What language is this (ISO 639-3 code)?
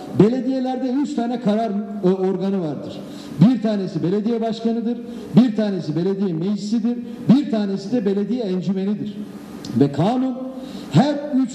tur